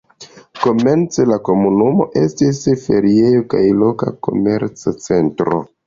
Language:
Esperanto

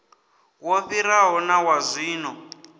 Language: Venda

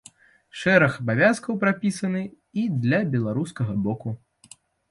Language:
Belarusian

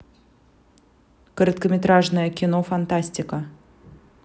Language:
Russian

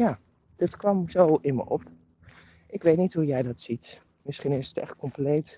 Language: Dutch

